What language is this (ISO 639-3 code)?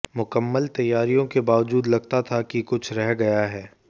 hin